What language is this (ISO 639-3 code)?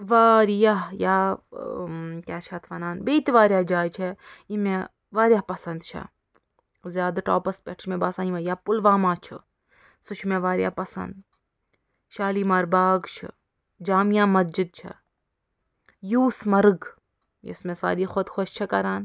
kas